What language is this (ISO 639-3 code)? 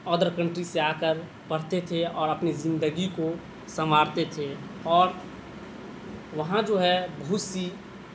urd